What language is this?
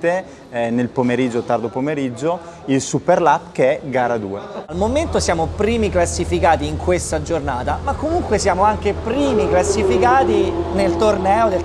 Italian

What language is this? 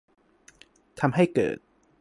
Thai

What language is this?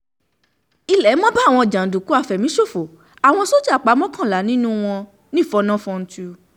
Yoruba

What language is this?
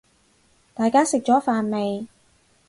Cantonese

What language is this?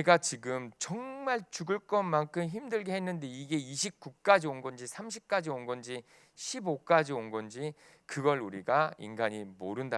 Korean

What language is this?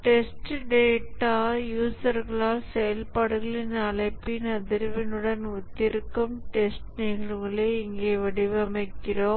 Tamil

